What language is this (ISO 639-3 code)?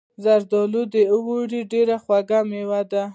pus